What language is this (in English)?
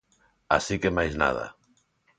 Galician